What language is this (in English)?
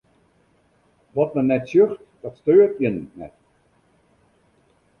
Western Frisian